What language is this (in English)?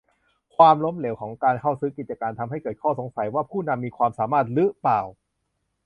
Thai